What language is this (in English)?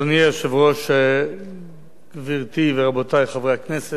Hebrew